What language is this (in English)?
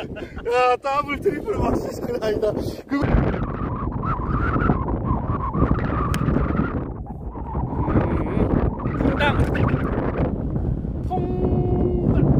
Korean